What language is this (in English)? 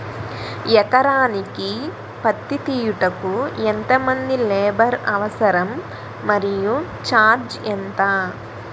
Telugu